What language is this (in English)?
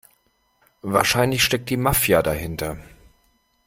German